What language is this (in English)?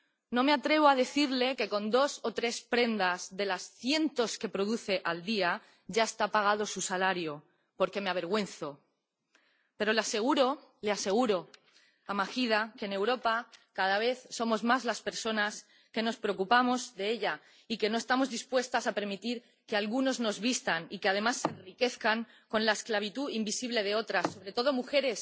Spanish